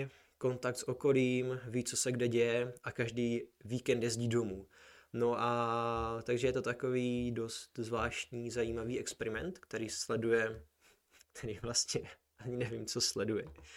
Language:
Czech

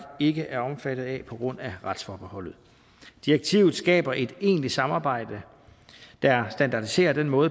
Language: Danish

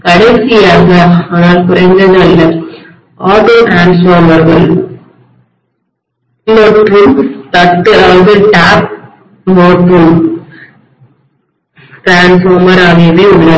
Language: Tamil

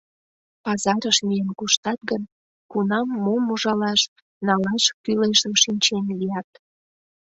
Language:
Mari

